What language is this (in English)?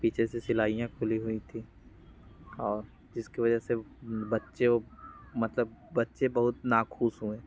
Hindi